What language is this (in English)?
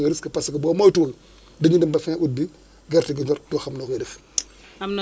Wolof